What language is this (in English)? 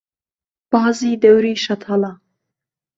Central Kurdish